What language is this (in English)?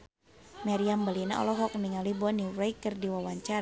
Sundanese